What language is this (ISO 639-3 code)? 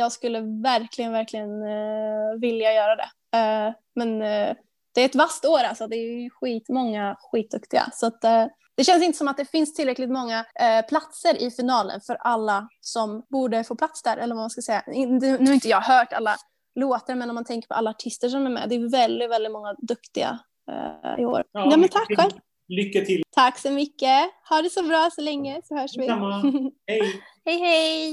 swe